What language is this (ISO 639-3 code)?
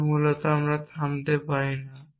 ben